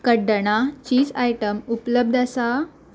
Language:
Konkani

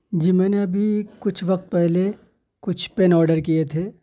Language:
Urdu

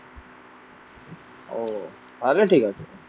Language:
Bangla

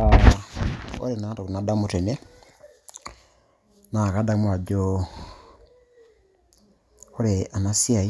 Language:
Masai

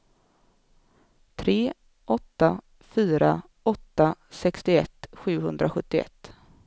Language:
Swedish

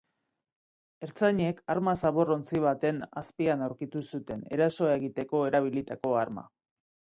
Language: Basque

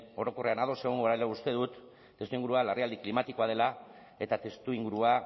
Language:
Basque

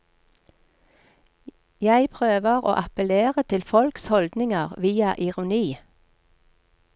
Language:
Norwegian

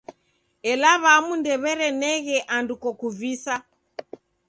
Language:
Taita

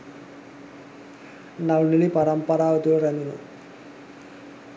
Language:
Sinhala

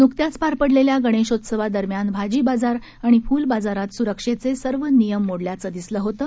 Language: Marathi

